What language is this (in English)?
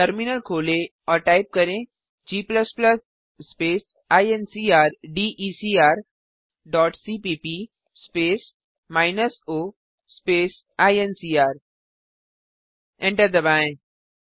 Hindi